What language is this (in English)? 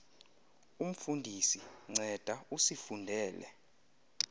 Xhosa